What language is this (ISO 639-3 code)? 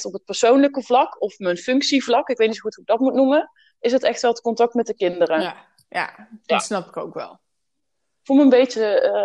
nld